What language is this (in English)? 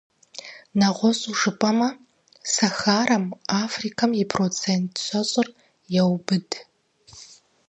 Kabardian